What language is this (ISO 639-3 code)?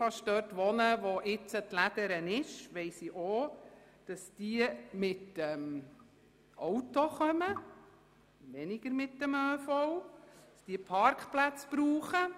gsw